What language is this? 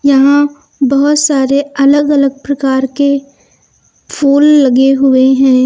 Hindi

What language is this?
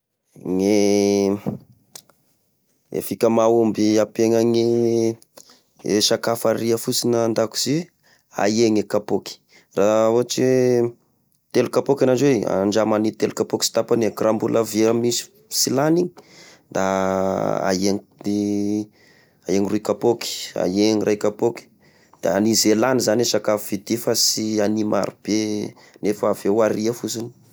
Tesaka Malagasy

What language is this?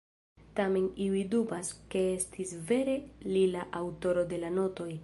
Esperanto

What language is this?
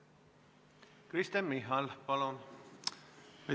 Estonian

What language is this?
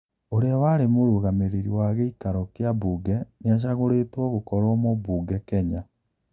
Kikuyu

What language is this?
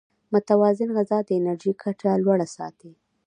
Pashto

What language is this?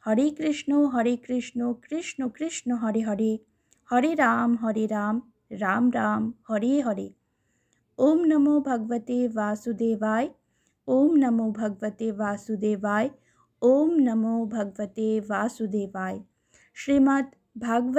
Bangla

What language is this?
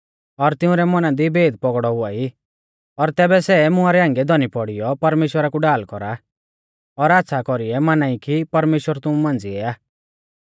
Mahasu Pahari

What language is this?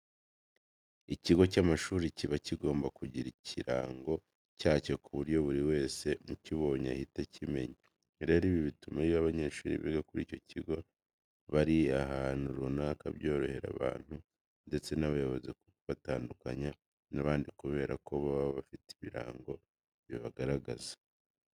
Kinyarwanda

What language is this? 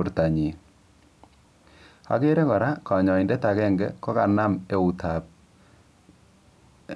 Kalenjin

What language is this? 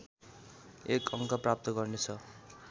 Nepali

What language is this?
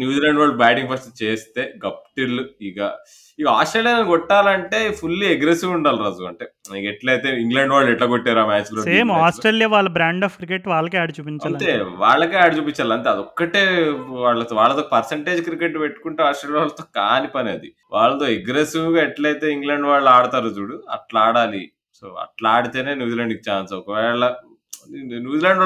Telugu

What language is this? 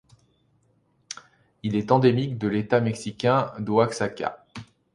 French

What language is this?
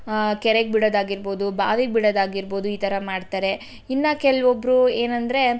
Kannada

